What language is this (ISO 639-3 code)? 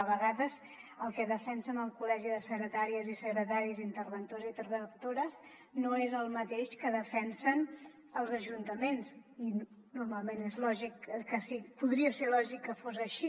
cat